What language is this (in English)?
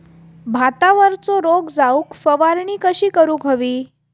Marathi